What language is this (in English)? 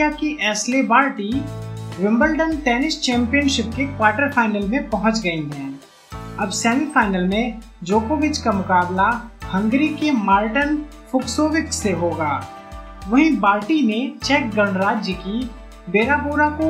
Hindi